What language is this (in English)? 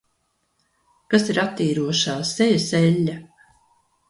Latvian